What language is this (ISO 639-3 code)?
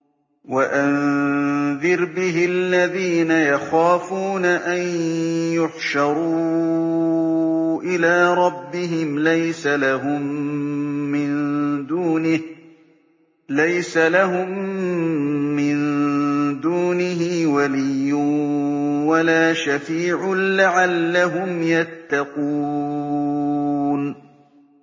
ara